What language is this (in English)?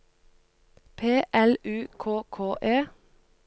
Norwegian